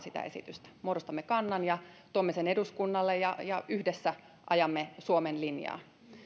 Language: Finnish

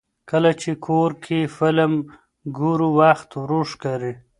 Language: Pashto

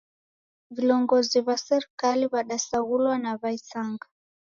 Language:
Taita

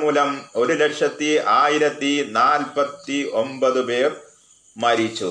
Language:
Malayalam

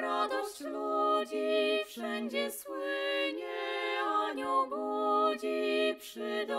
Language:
Dutch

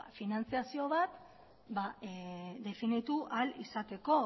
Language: Basque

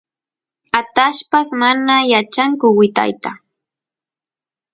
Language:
Santiago del Estero Quichua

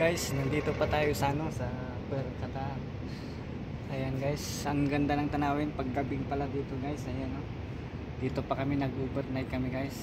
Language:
Filipino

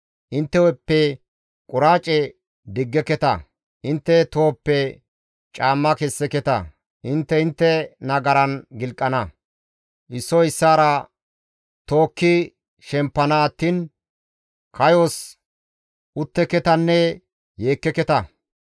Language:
Gamo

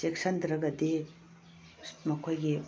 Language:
Manipuri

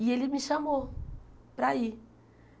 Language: Portuguese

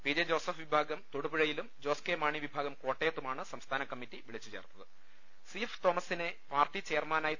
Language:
Malayalam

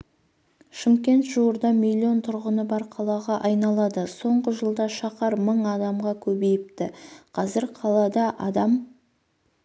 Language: Kazakh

